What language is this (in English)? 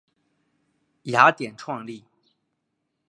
Chinese